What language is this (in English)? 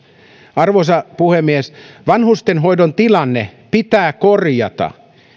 Finnish